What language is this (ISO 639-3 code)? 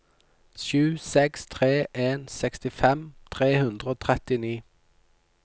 nor